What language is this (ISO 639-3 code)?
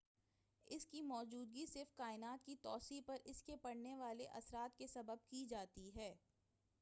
urd